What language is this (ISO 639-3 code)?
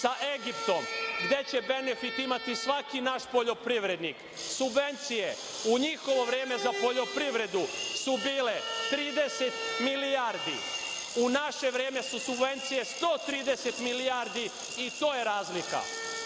srp